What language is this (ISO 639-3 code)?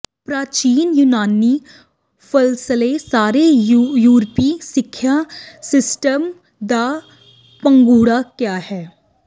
pan